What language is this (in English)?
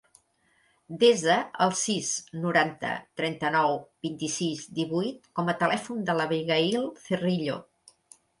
Catalan